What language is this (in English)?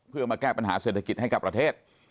Thai